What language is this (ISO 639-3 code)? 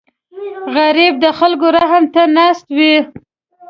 pus